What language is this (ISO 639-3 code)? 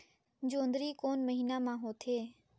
hne